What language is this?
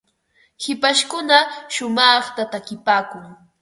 Ambo-Pasco Quechua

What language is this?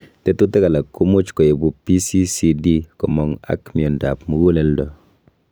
Kalenjin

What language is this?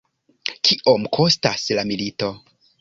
Esperanto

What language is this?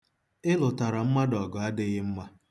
Igbo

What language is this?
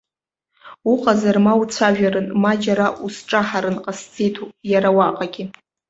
Abkhazian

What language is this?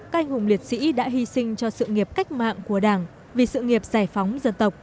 Vietnamese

